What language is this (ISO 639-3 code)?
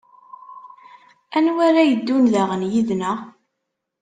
kab